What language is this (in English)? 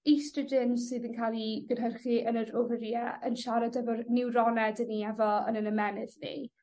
Welsh